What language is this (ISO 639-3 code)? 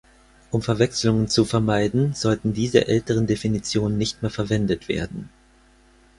deu